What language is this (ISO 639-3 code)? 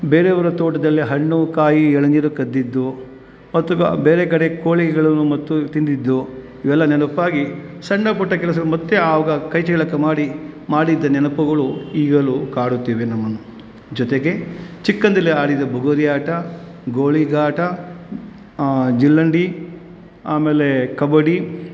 kan